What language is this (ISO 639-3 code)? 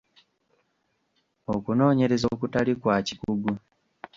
lug